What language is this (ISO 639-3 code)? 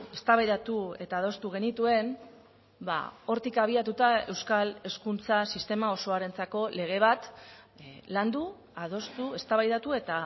eus